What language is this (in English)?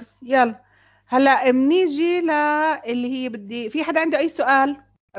Arabic